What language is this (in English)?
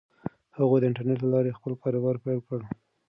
Pashto